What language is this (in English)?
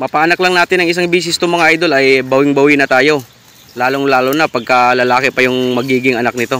Filipino